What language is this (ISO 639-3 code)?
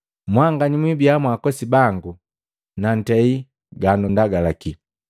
mgv